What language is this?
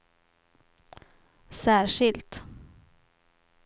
Swedish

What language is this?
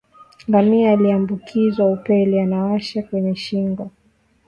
Swahili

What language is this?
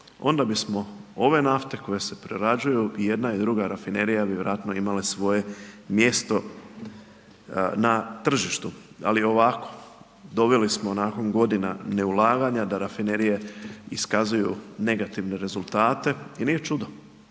Croatian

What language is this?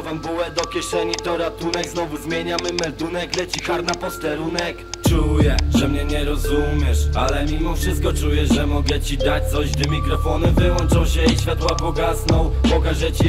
Polish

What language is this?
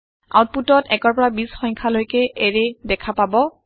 Assamese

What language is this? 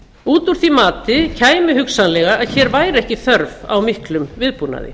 Icelandic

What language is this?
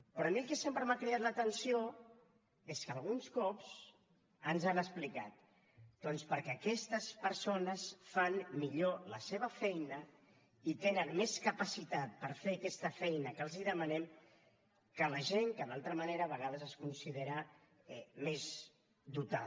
Catalan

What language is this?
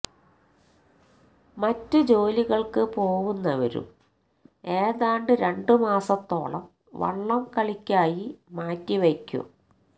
Malayalam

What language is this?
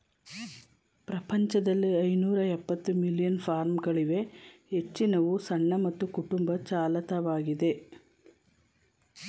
Kannada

